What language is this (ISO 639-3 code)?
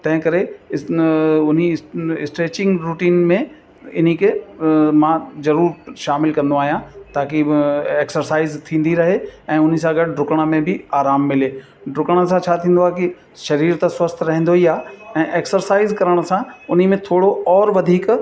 snd